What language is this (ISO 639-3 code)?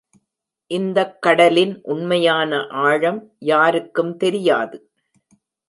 tam